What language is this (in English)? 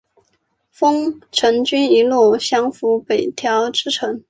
Chinese